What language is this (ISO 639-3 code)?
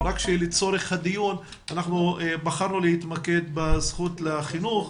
heb